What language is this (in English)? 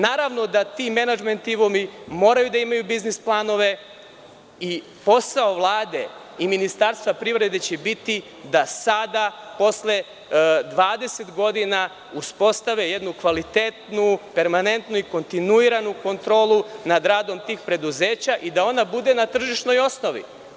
Serbian